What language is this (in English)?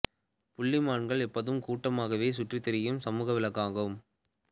Tamil